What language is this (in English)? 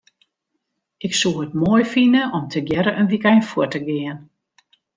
Western Frisian